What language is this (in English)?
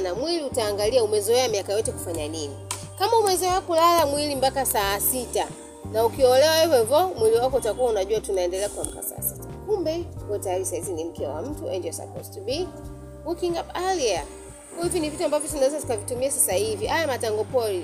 Swahili